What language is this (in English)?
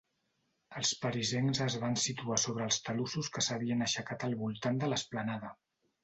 Catalan